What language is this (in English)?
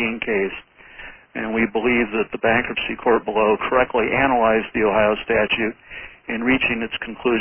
English